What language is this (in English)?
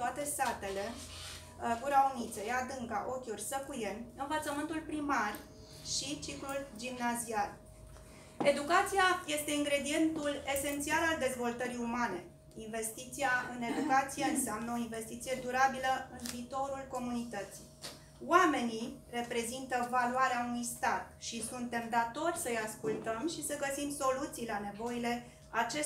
Romanian